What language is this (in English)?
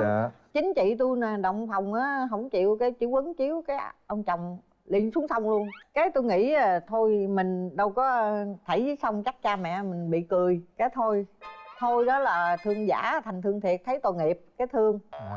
Vietnamese